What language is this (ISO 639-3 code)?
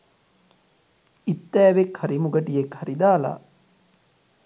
sin